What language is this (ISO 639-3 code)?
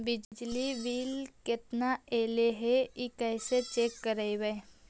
mag